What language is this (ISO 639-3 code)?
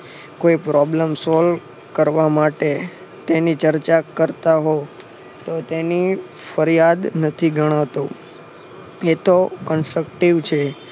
guj